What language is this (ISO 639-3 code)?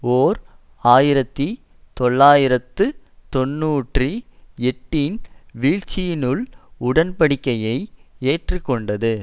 tam